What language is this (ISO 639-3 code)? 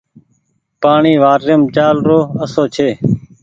gig